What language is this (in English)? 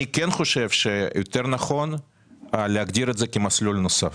Hebrew